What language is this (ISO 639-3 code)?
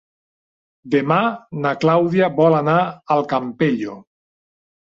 cat